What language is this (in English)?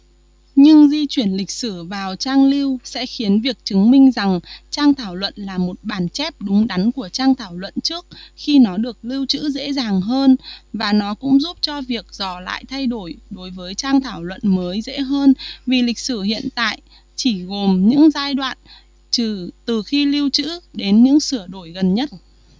Vietnamese